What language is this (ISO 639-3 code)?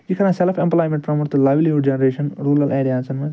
kas